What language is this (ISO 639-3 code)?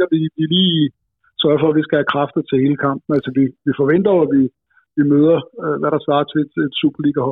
dan